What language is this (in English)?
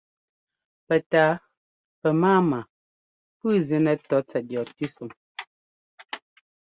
Ngomba